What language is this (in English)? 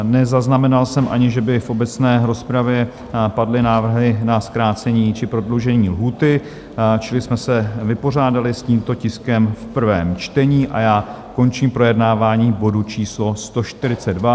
Czech